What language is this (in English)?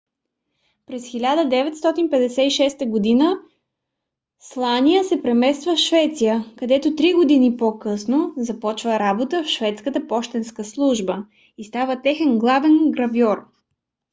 Bulgarian